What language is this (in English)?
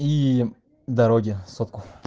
Russian